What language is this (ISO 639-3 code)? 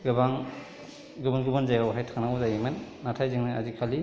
brx